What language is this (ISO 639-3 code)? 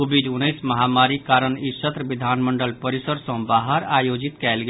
mai